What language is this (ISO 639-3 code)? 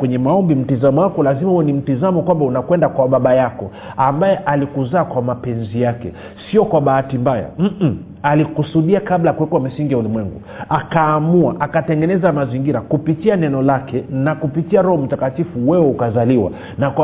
swa